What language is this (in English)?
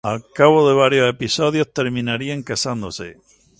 Spanish